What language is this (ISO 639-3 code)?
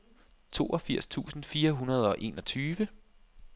dan